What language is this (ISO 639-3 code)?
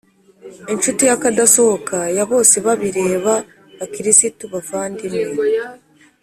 kin